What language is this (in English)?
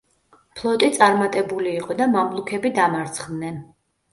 Georgian